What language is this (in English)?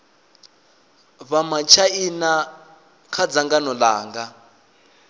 Venda